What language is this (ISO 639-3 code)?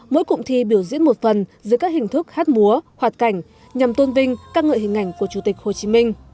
vie